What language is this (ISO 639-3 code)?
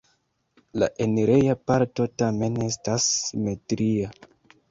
epo